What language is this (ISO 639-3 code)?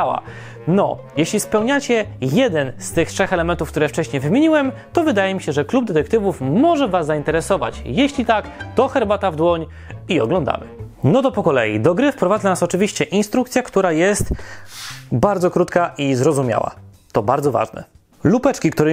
pol